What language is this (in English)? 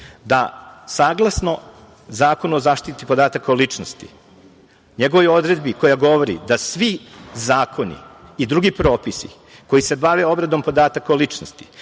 Serbian